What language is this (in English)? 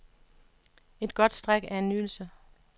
Danish